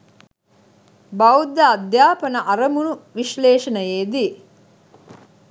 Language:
Sinhala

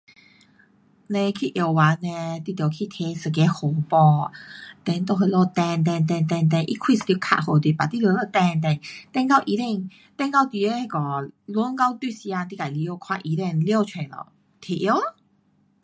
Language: Pu-Xian Chinese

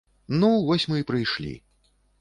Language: Belarusian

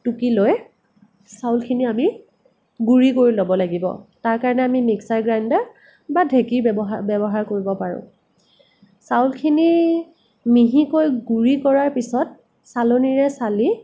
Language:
Assamese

